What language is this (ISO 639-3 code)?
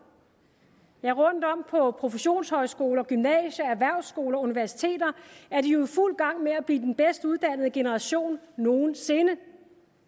dan